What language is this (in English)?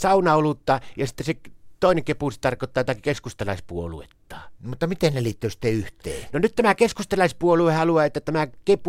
Finnish